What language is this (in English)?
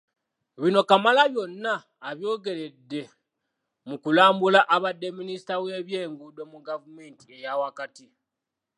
Ganda